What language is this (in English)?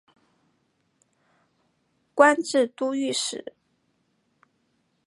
Chinese